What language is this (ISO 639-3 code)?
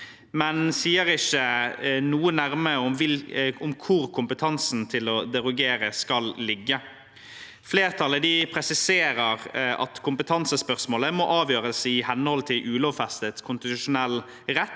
nor